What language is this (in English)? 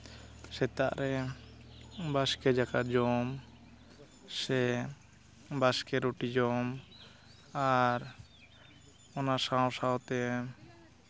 Santali